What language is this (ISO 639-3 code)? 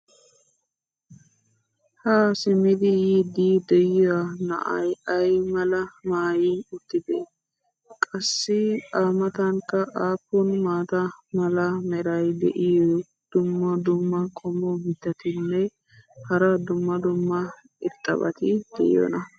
wal